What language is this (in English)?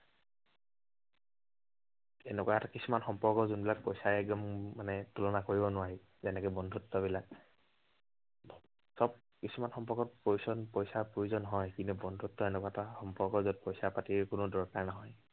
Assamese